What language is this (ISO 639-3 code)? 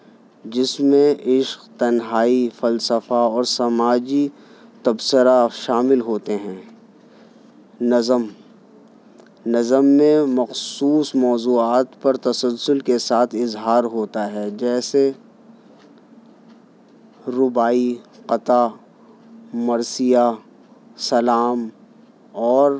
urd